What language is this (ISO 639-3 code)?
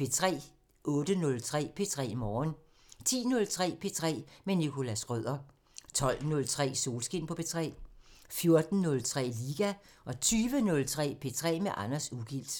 dan